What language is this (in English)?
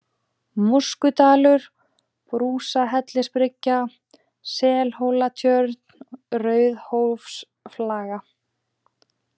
Icelandic